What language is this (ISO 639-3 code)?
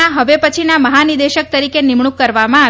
guj